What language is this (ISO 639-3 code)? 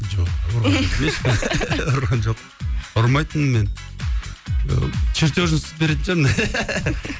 kaz